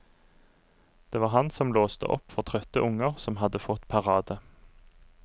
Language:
Norwegian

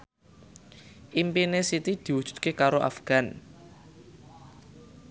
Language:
Javanese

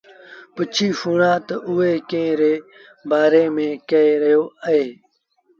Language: Sindhi Bhil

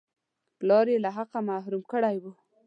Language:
Pashto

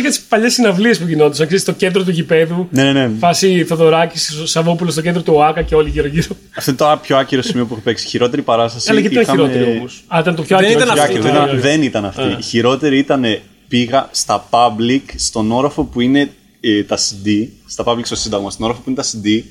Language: Greek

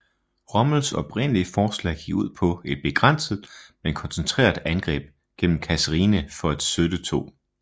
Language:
Danish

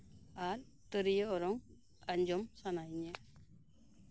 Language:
Santali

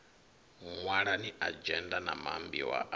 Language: Venda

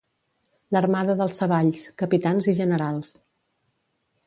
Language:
Catalan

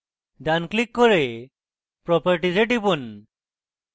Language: Bangla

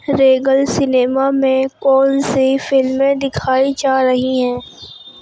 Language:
Urdu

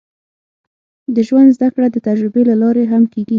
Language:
Pashto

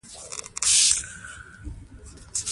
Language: Pashto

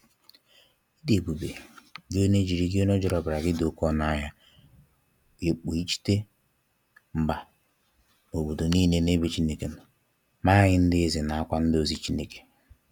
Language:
Igbo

